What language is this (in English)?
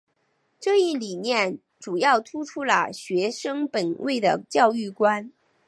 Chinese